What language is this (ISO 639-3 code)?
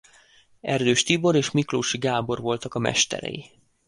hun